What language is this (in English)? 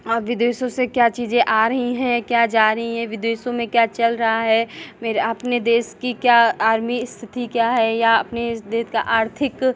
Hindi